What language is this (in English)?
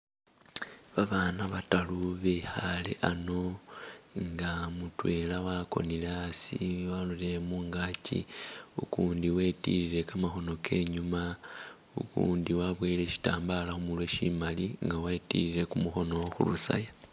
Masaaba